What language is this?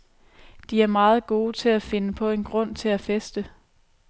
Danish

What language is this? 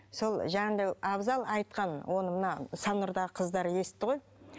Kazakh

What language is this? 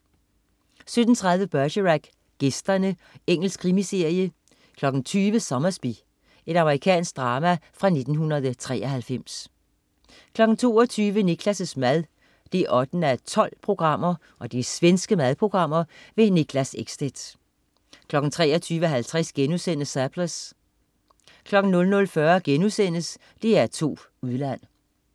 Danish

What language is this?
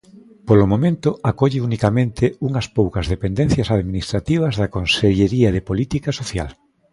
Galician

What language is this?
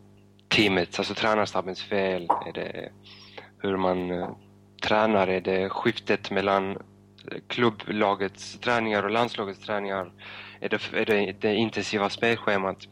Swedish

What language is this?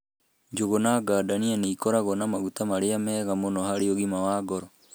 Kikuyu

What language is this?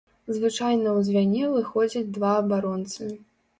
Belarusian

